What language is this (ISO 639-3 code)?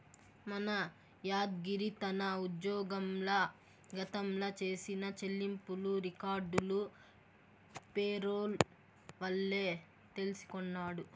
tel